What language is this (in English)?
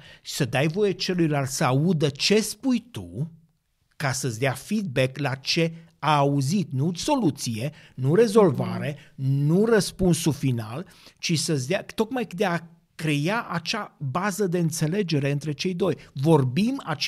Romanian